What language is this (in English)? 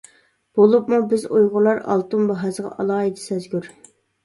Uyghur